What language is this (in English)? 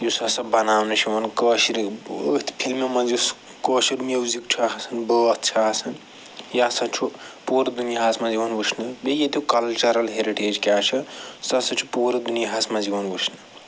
Kashmiri